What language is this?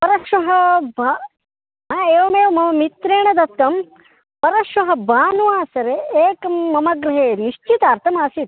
Sanskrit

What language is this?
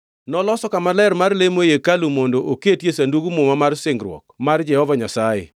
Luo (Kenya and Tanzania)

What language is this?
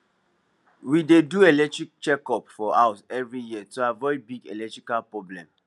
Nigerian Pidgin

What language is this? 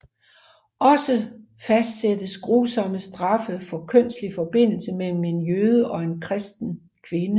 Danish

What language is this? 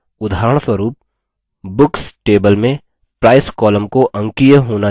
Hindi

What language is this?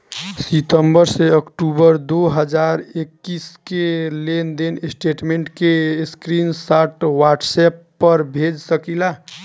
Bhojpuri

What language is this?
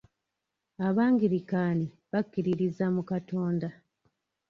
Ganda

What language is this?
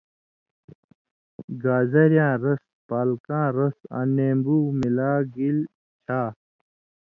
Indus Kohistani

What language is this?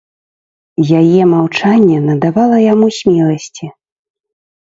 Belarusian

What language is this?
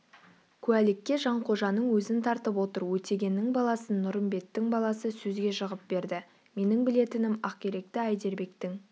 Kazakh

